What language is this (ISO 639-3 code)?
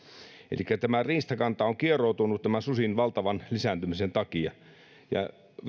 fin